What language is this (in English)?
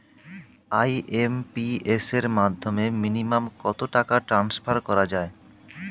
Bangla